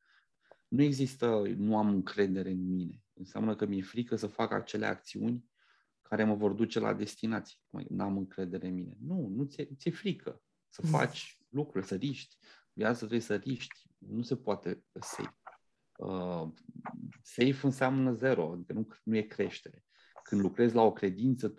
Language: Romanian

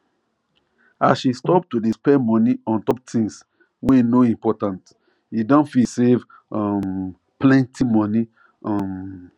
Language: Nigerian Pidgin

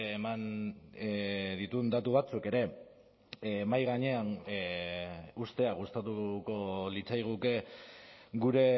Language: Basque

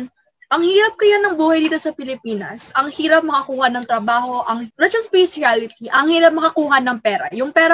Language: Filipino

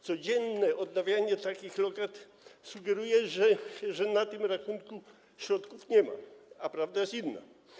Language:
Polish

